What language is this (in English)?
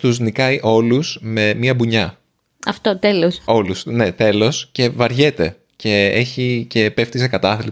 Greek